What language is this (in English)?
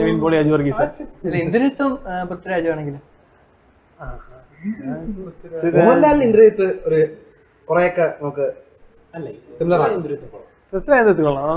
Malayalam